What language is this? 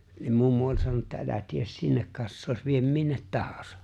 Finnish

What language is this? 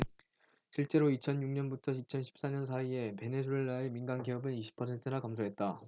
Korean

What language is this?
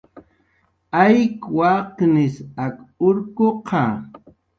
Jaqaru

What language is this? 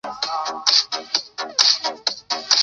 Chinese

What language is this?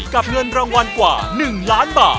Thai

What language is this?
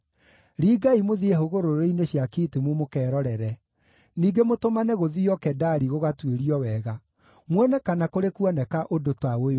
Kikuyu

